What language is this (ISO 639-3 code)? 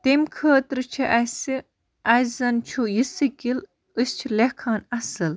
kas